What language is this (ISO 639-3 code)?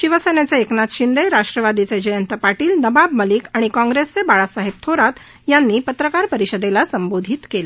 mar